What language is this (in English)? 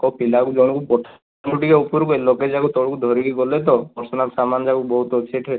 Odia